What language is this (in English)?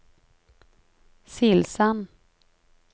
Norwegian